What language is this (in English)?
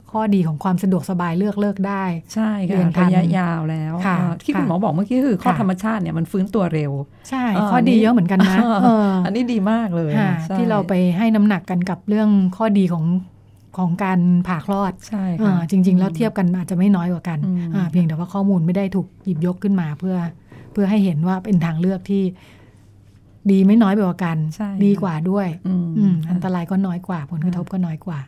Thai